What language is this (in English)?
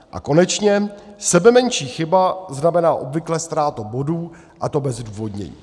Czech